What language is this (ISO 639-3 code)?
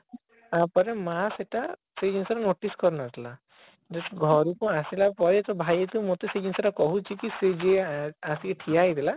ori